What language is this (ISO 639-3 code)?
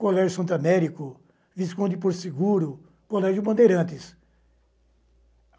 por